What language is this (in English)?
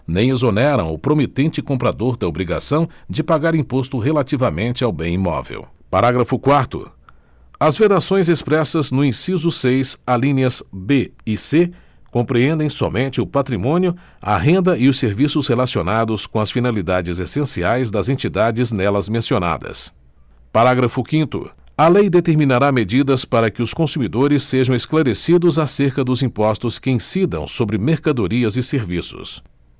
Portuguese